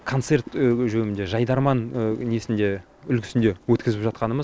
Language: Kazakh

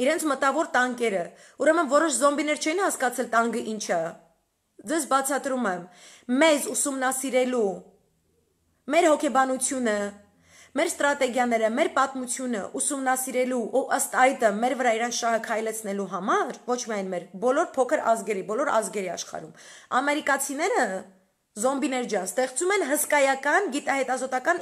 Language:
Romanian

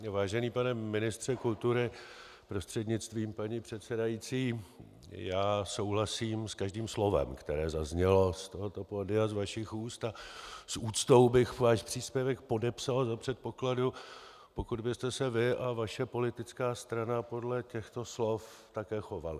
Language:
Czech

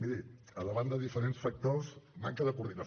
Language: Catalan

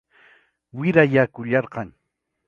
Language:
Ayacucho Quechua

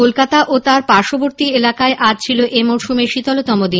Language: Bangla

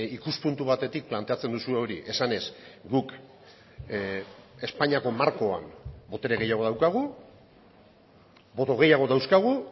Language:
Basque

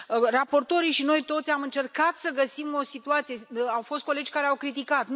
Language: Romanian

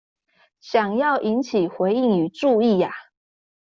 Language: Chinese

